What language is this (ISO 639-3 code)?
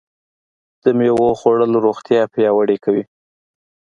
pus